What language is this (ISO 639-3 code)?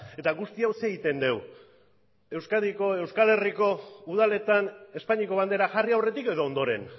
eus